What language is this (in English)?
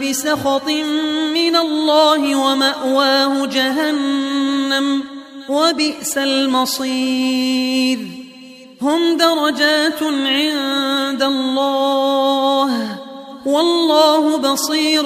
Arabic